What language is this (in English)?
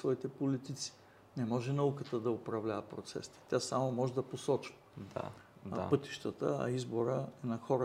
Bulgarian